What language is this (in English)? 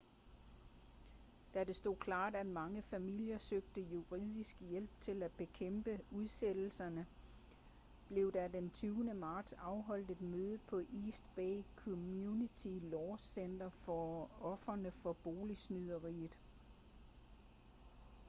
Danish